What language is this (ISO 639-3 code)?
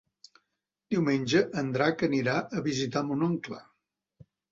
cat